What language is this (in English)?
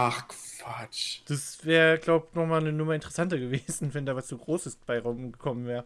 German